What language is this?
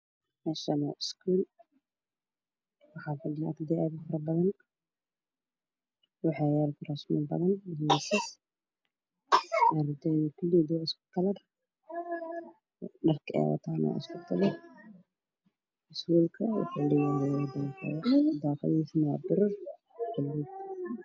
Somali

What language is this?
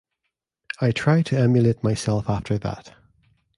English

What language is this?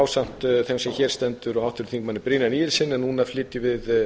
Icelandic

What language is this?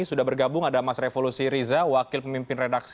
Indonesian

